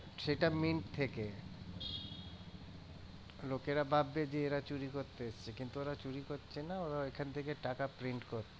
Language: Bangla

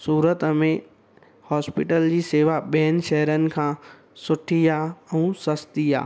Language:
Sindhi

